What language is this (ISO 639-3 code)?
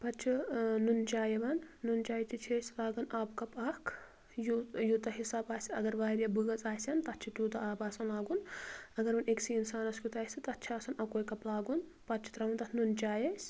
kas